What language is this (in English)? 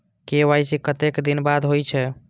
Maithili